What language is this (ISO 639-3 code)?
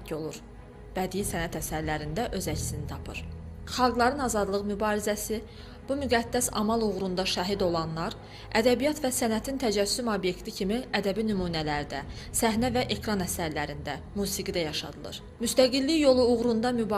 tur